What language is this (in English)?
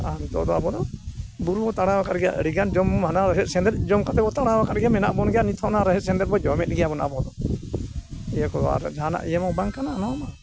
Santali